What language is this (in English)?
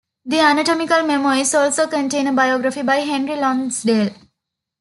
English